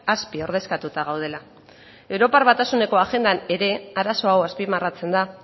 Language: Basque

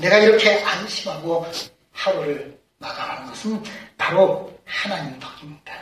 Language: Korean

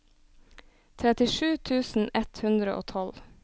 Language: Norwegian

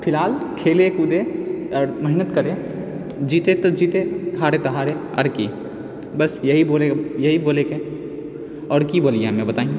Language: Maithili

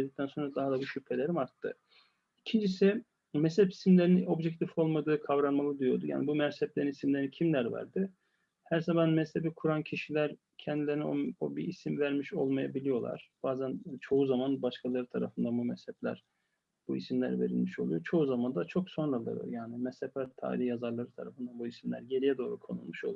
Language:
Turkish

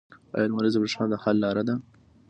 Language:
Pashto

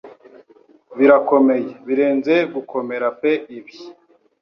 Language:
Kinyarwanda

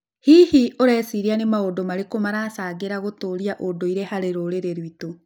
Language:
Kikuyu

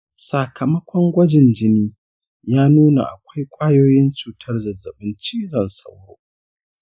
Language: Hausa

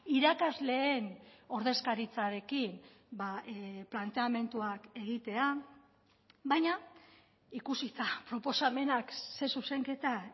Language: Basque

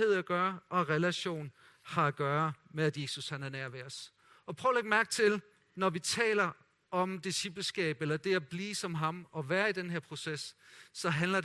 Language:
Danish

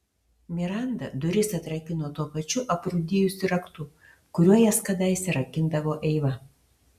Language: Lithuanian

